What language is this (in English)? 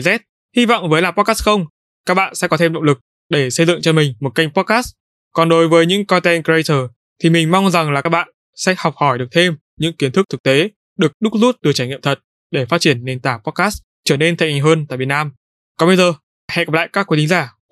Vietnamese